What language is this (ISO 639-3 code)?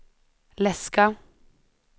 swe